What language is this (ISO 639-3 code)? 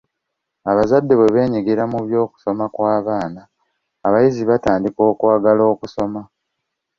lug